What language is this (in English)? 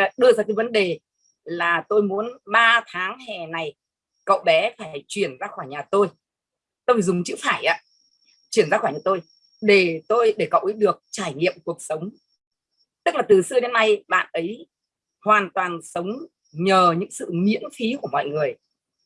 Vietnamese